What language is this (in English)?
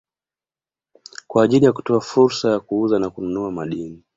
Swahili